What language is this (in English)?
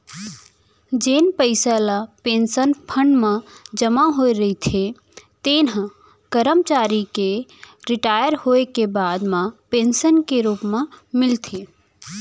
Chhattisgarhi